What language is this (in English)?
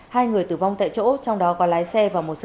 Vietnamese